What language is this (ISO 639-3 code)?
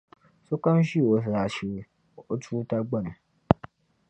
dag